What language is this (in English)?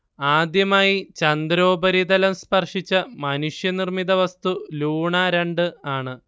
Malayalam